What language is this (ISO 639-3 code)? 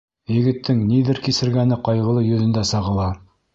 bak